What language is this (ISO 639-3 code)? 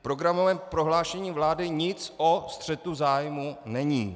ces